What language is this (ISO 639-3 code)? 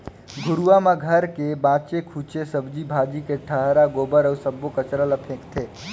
hne